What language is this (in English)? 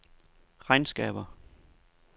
Danish